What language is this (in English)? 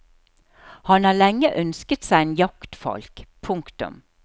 Norwegian